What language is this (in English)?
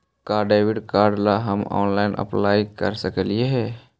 Magahi